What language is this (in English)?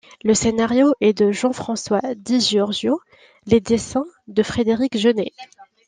French